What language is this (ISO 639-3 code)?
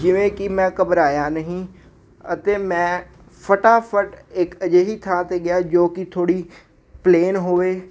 pan